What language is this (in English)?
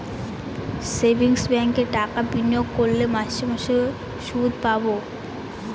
Bangla